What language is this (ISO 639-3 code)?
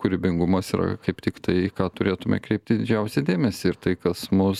lit